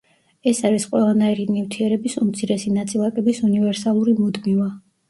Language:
Georgian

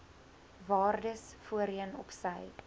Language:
Afrikaans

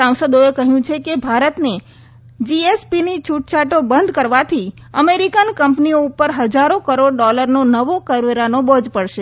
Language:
Gujarati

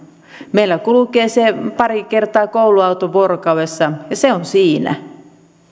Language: Finnish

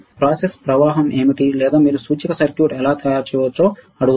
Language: Telugu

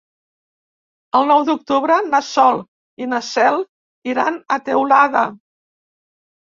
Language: Catalan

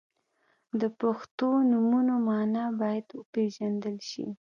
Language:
Pashto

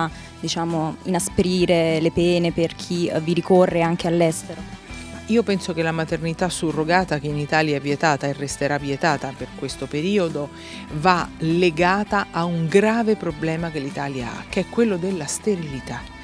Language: Italian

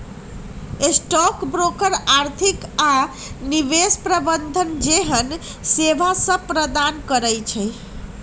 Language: Magahi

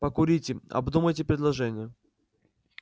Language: Russian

